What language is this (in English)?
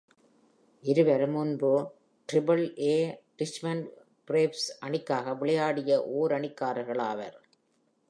Tamil